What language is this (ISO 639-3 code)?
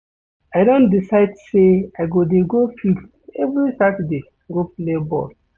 pcm